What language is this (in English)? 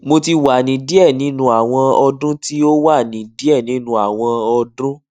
Yoruba